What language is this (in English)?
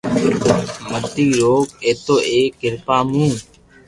Loarki